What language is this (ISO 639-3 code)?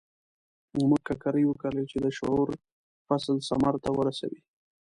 pus